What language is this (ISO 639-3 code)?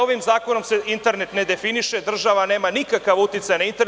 srp